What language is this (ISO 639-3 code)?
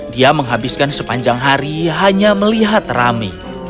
ind